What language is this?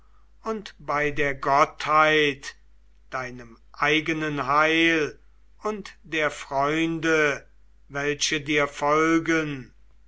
German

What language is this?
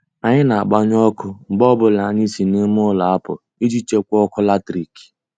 Igbo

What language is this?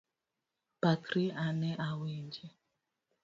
Luo (Kenya and Tanzania)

